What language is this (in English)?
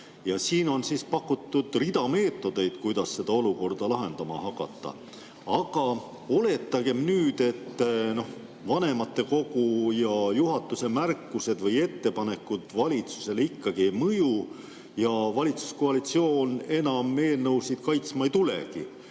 Estonian